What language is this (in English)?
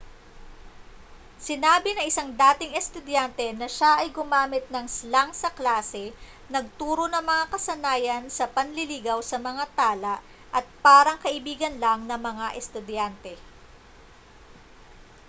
Filipino